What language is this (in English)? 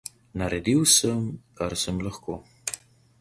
Slovenian